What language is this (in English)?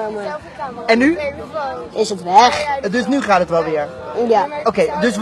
Dutch